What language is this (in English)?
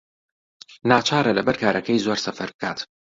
Central Kurdish